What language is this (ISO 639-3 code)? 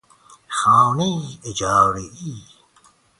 fas